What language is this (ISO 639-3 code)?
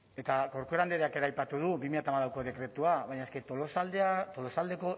eus